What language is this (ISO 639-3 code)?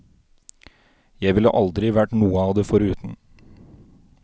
nor